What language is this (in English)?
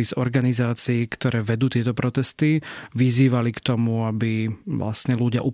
Slovak